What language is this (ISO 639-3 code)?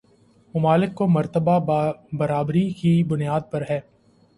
urd